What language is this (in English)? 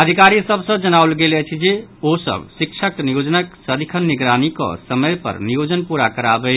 Maithili